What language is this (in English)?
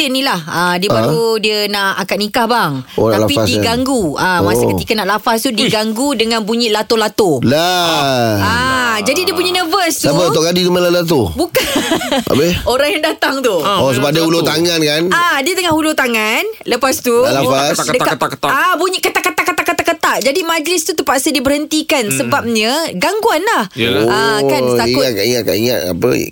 Malay